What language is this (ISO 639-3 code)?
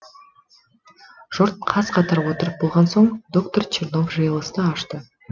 kaz